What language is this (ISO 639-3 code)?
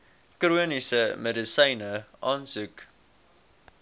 afr